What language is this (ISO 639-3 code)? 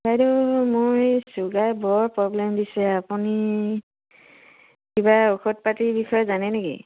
asm